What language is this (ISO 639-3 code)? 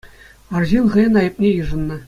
chv